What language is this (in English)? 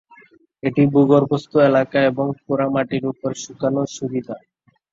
Bangla